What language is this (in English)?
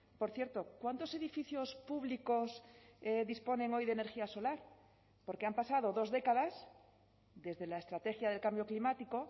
Spanish